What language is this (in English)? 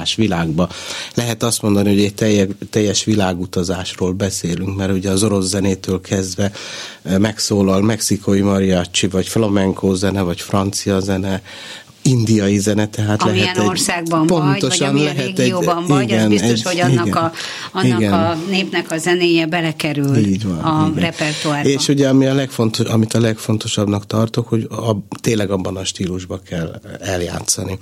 Hungarian